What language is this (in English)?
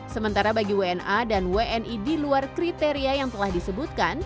Indonesian